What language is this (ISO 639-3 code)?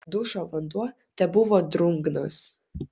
lit